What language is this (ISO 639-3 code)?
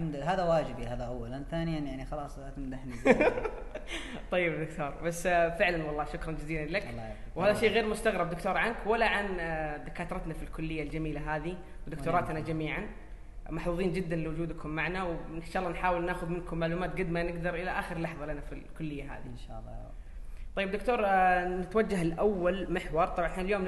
ara